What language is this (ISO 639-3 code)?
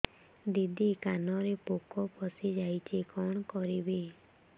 ori